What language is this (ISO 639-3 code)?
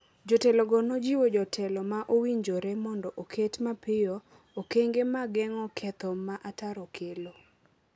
luo